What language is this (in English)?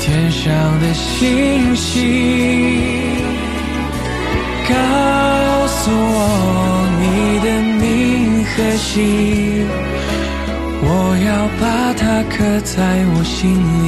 Chinese